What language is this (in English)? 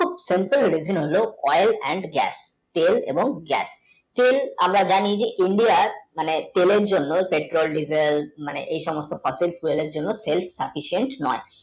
Bangla